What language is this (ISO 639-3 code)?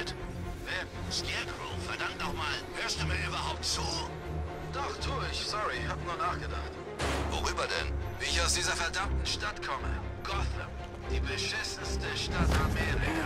deu